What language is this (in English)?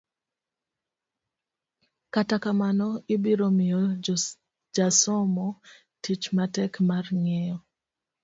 Luo (Kenya and Tanzania)